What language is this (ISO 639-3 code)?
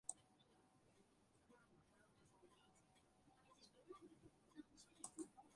fry